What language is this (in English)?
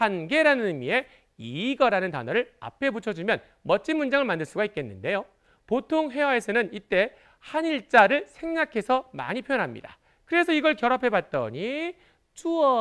Korean